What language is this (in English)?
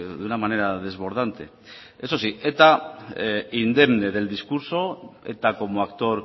Spanish